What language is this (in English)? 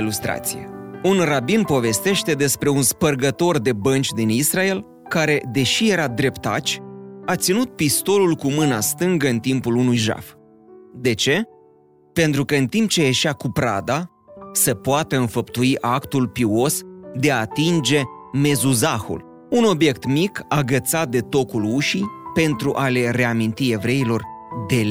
Romanian